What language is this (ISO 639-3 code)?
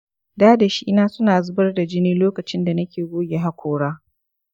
hau